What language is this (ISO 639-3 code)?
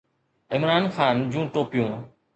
snd